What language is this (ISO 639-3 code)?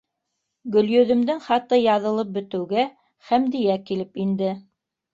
bak